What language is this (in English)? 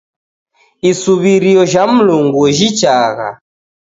Taita